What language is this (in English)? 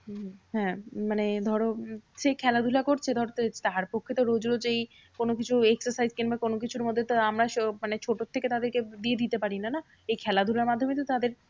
Bangla